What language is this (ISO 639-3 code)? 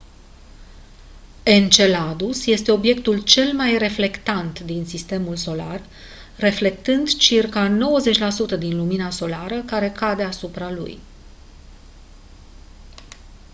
ron